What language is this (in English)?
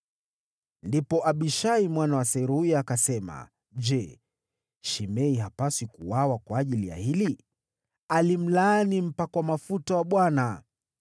Swahili